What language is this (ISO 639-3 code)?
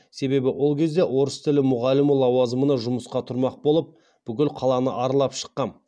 kaz